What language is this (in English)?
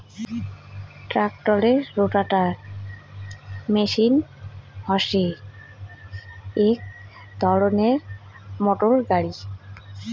Bangla